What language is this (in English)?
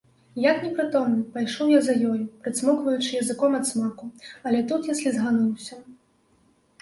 Belarusian